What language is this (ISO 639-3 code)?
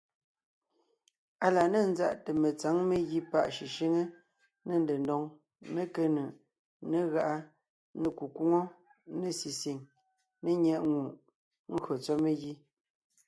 nnh